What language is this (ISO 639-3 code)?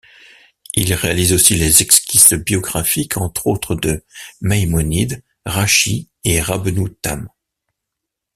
fra